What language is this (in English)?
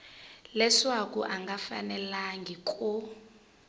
Tsonga